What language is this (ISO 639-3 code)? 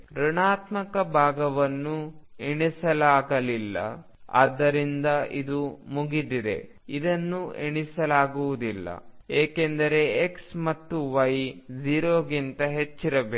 kan